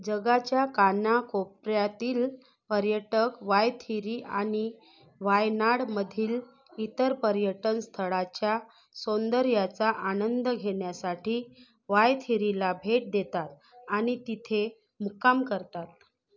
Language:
Marathi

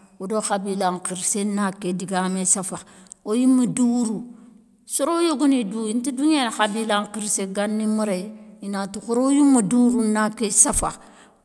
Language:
Soninke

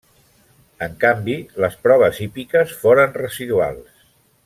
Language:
Catalan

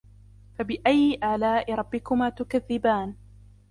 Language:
Arabic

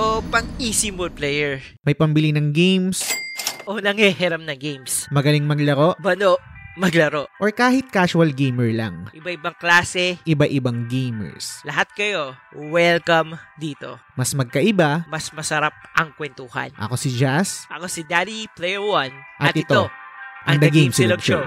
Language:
Filipino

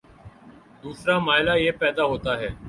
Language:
Urdu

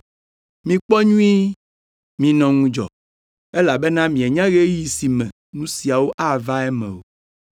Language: Ewe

